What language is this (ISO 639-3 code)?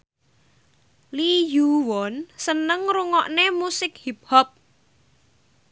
jav